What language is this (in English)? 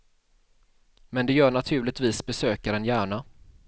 Swedish